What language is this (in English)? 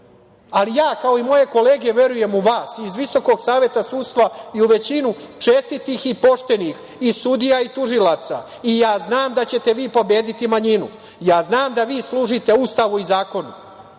Serbian